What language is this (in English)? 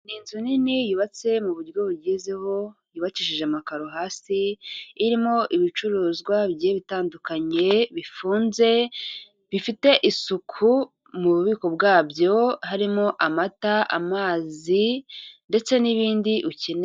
Kinyarwanda